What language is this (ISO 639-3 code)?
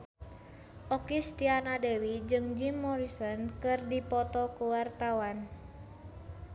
sun